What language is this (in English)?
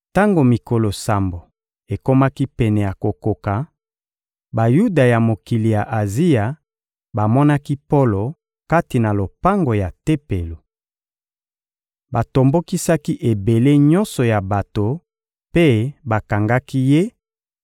Lingala